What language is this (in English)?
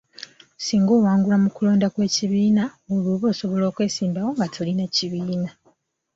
Ganda